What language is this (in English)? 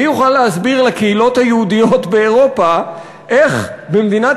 Hebrew